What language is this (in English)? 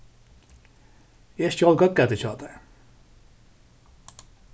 Faroese